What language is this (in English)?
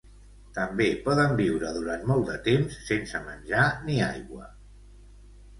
Catalan